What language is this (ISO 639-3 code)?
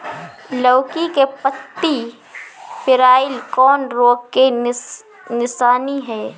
bho